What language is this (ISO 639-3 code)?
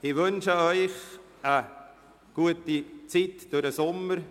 gsw